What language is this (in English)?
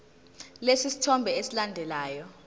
Zulu